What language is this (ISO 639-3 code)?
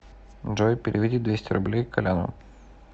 rus